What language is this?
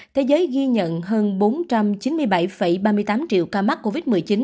Vietnamese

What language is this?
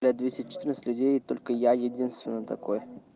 Russian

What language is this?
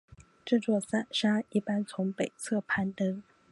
Chinese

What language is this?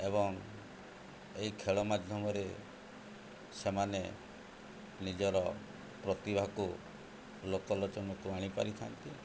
Odia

